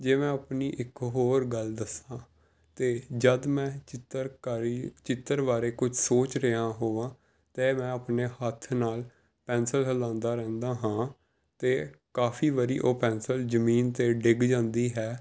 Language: Punjabi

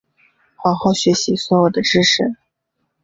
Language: Chinese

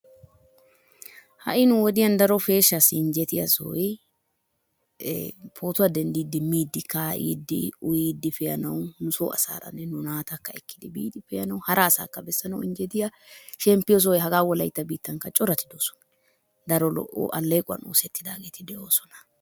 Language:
Wolaytta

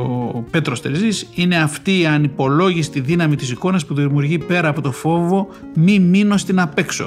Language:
Greek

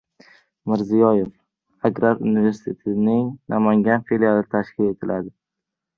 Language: Uzbek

